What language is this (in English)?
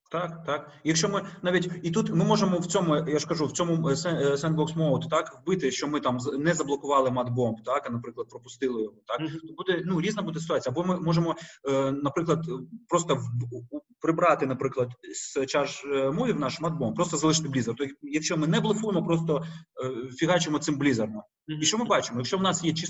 Ukrainian